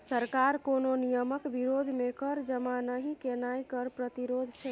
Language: Maithili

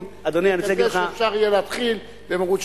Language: Hebrew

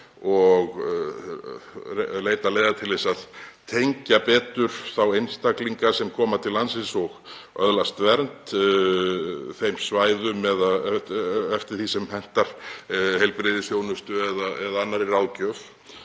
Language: Icelandic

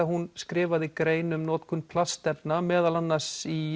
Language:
Icelandic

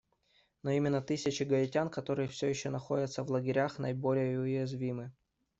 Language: Russian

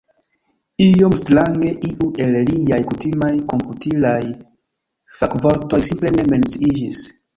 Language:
Esperanto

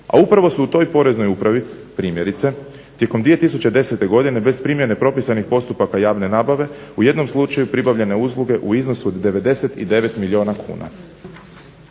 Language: Croatian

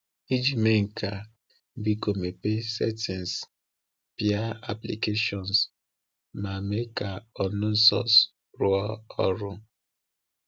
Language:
Igbo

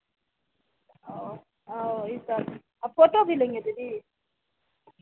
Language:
Hindi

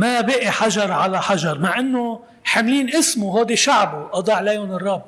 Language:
Arabic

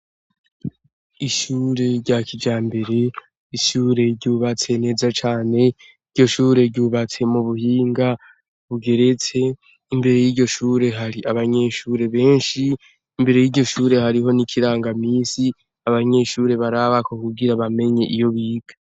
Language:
Rundi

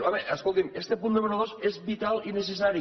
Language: Catalan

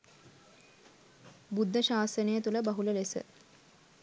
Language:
Sinhala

